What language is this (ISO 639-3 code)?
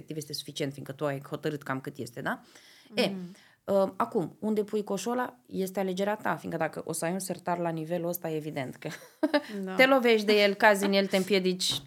ron